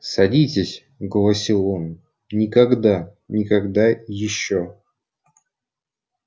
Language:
Russian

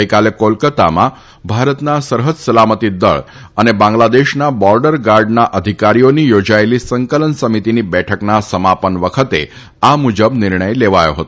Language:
Gujarati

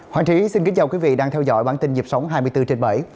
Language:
Vietnamese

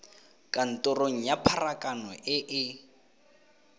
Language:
Tswana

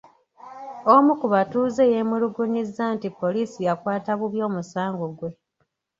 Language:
Ganda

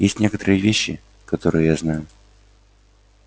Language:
Russian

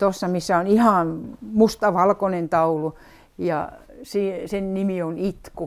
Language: Finnish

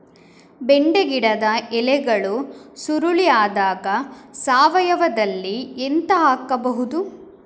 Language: Kannada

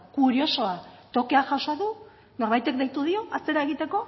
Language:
Basque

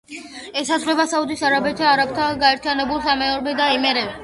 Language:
Georgian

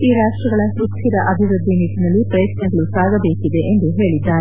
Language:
Kannada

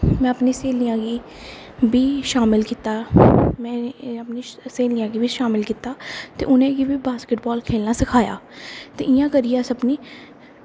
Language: Dogri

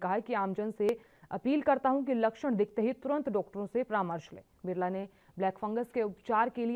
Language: Hindi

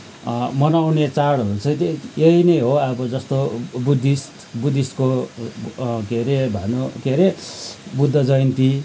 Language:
Nepali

